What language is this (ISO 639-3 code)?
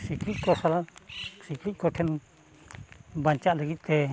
sat